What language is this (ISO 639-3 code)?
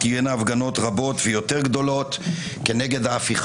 heb